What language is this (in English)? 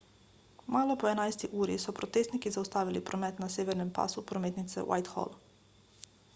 Slovenian